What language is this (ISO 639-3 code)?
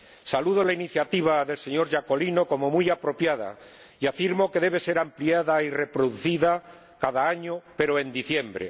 spa